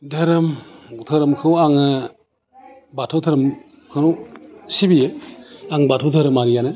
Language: Bodo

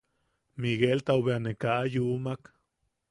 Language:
Yaqui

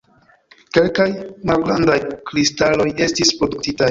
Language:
Esperanto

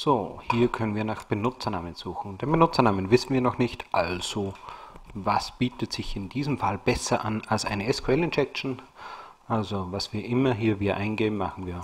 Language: German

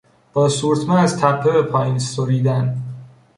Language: Persian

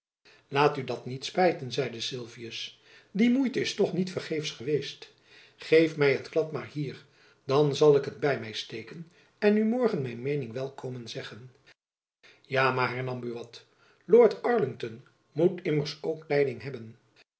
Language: Dutch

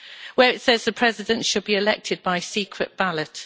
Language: English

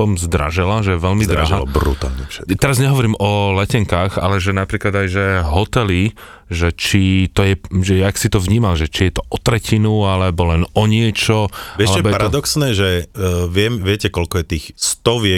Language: Slovak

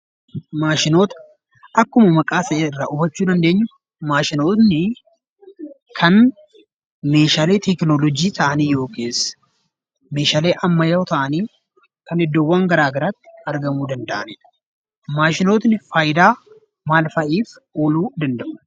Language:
Oromo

